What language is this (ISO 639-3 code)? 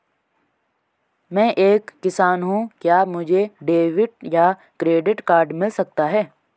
hin